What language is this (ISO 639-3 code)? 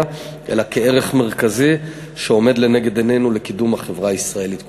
heb